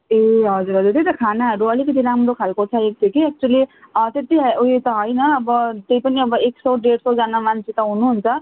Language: Nepali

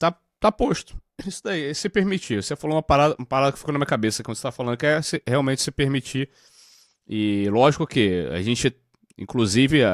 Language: Portuguese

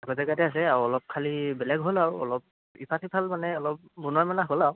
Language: Assamese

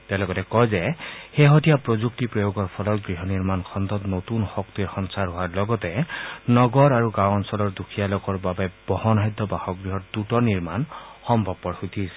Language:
Assamese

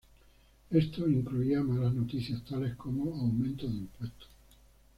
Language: Spanish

